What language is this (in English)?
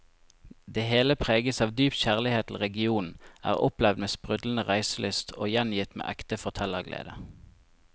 Norwegian